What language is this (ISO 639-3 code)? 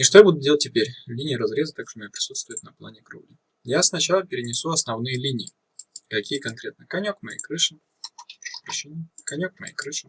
rus